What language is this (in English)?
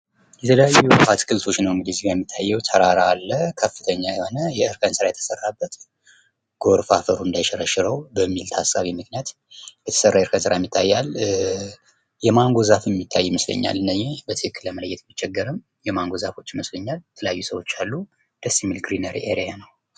Amharic